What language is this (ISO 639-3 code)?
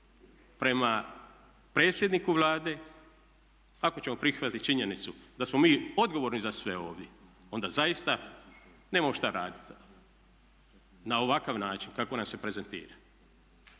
hrv